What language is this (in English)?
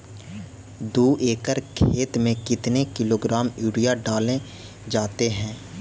Magahi